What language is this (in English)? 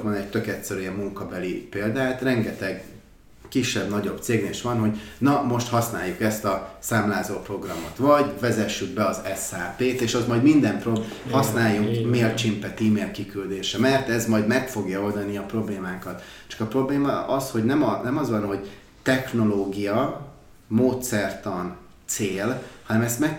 Hungarian